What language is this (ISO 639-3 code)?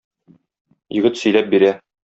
tat